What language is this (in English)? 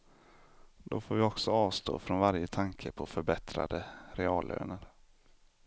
Swedish